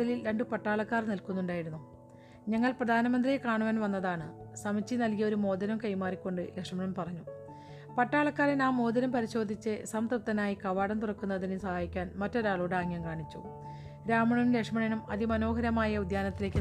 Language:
Malayalam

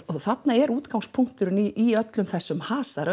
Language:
Icelandic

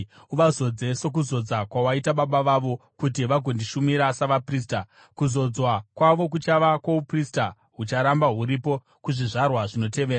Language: Shona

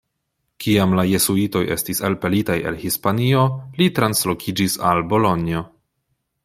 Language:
Esperanto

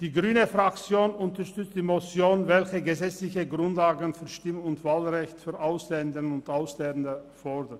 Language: Swiss German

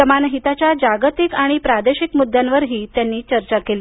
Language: Marathi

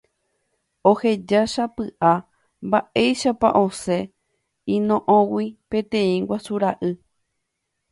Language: Guarani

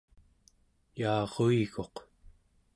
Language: Central Yupik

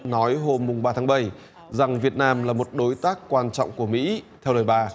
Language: Vietnamese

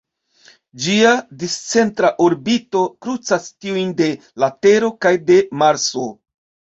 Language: Esperanto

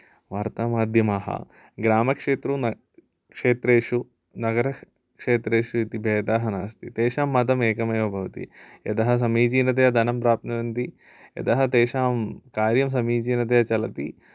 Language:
Sanskrit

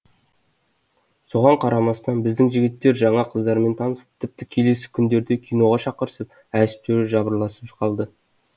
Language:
Kazakh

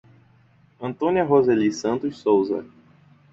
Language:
Portuguese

